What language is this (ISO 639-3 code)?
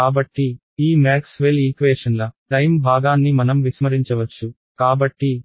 tel